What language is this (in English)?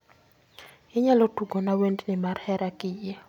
Luo (Kenya and Tanzania)